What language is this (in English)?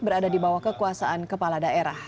Indonesian